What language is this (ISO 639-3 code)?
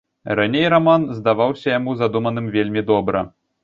bel